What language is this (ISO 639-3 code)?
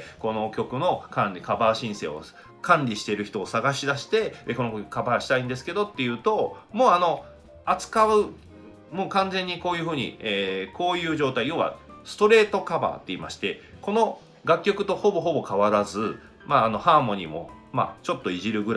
jpn